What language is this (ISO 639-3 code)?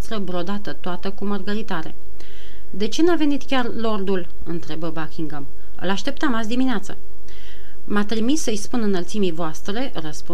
ron